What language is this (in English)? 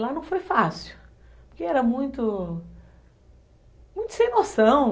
Portuguese